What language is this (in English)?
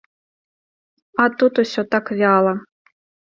Belarusian